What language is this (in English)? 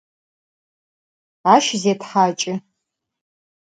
Adyghe